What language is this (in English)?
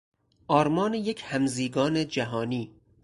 Persian